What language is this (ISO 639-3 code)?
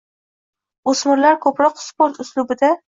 uzb